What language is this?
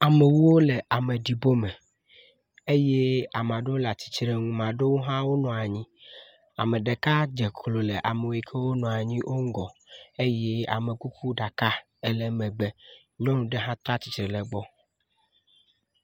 Ewe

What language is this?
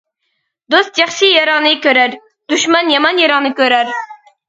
Uyghur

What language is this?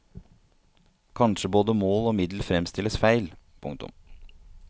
Norwegian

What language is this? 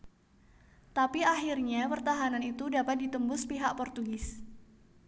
Javanese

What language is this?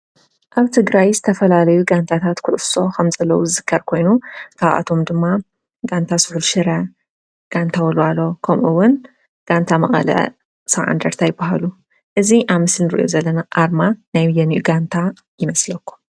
Tigrinya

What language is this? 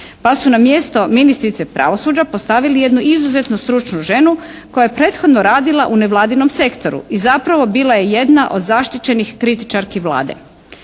Croatian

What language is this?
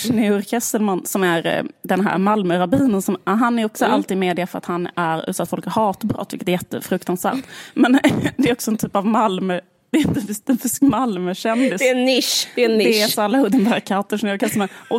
Swedish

